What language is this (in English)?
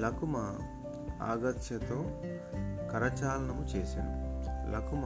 Telugu